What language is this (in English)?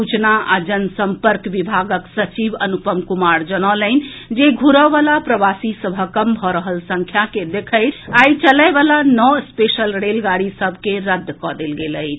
Maithili